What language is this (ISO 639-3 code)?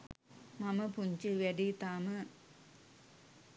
sin